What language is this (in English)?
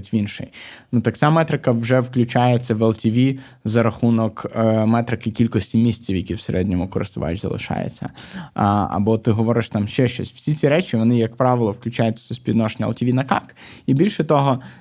Ukrainian